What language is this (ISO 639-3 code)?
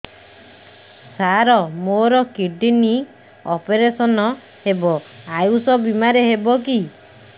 ori